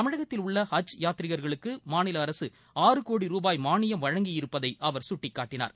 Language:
Tamil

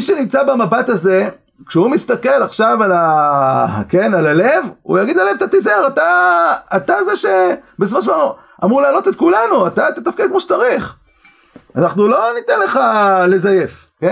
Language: Hebrew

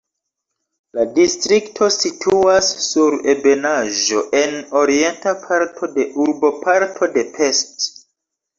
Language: Esperanto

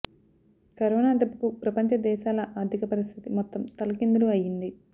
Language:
Telugu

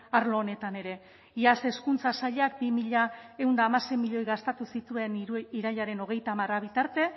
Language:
Basque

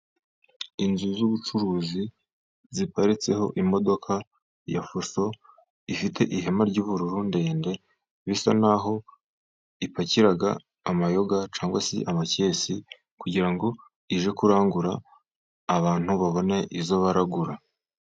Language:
Kinyarwanda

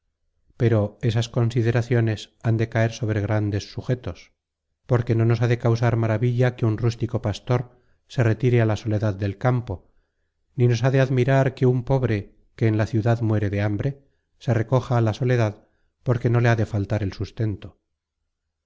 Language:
Spanish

